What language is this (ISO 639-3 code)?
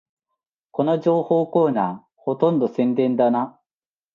jpn